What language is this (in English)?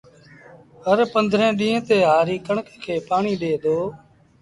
Sindhi Bhil